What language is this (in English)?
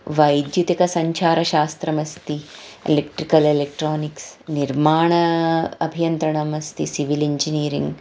Sanskrit